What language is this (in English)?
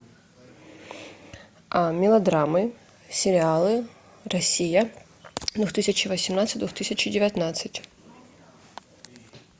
Russian